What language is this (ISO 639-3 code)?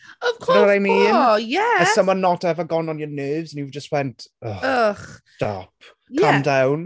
cym